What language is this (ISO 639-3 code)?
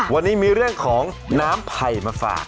tha